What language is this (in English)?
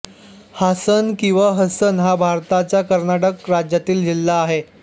Marathi